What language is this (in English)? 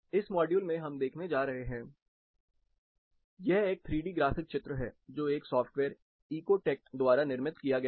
Hindi